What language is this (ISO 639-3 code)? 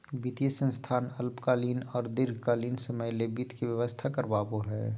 mag